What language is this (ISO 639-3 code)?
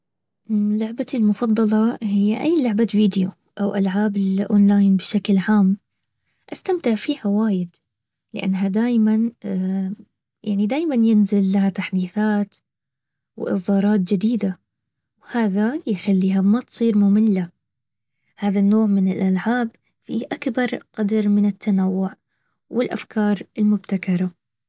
abv